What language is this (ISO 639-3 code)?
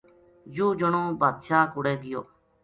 gju